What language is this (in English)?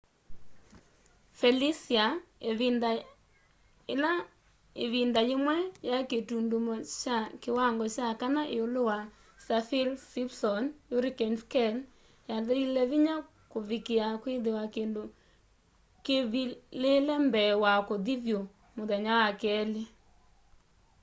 Kamba